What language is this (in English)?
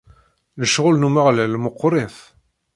Kabyle